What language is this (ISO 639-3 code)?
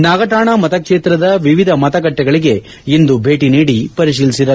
kan